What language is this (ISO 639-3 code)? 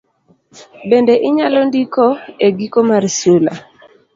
luo